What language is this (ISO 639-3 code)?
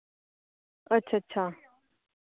doi